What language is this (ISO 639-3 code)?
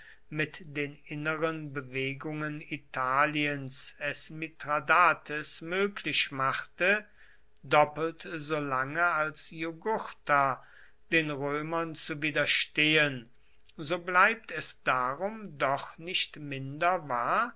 deu